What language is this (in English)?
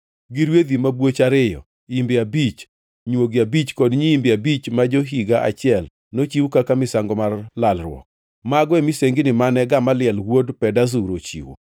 Luo (Kenya and Tanzania)